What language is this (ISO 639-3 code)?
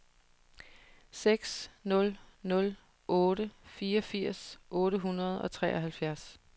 dan